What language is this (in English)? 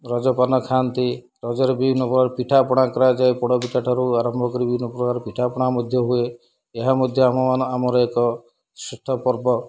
Odia